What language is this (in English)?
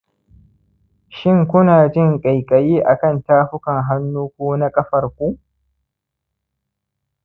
Hausa